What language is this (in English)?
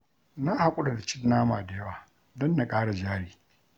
Hausa